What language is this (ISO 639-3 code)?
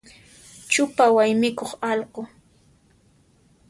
qxp